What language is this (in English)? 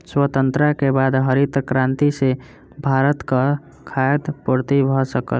Maithili